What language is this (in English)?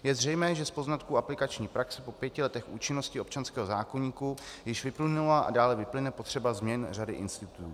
Czech